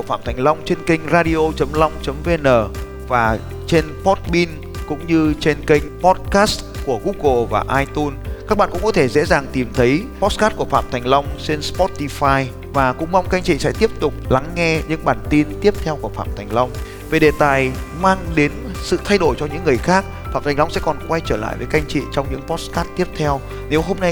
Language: Vietnamese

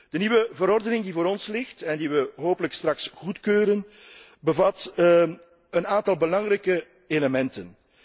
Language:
Dutch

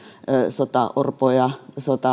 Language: Finnish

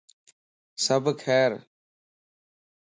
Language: Lasi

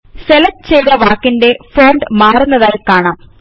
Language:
Malayalam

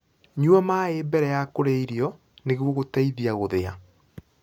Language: Kikuyu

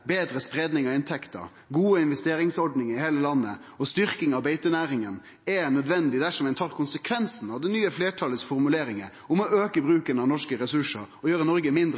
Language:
Norwegian Nynorsk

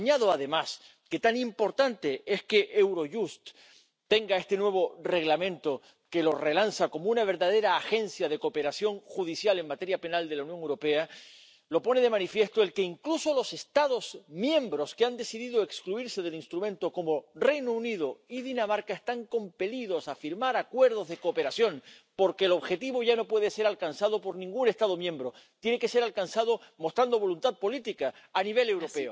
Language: Spanish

